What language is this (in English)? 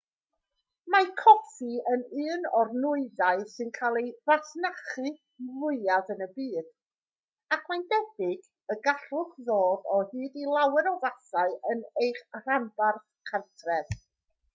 Welsh